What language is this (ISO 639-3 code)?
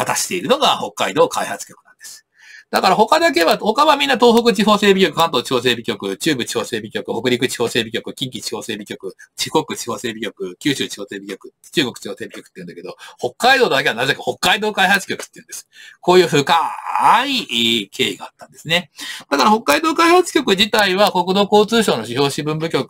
jpn